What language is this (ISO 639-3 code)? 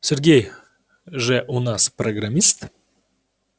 rus